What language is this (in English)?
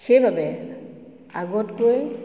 Assamese